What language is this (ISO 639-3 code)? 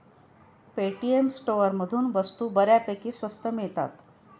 mar